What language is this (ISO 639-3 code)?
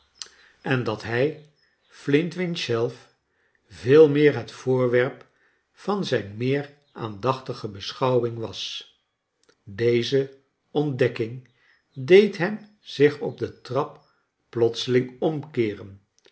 nld